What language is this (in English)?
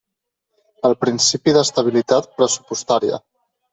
Catalan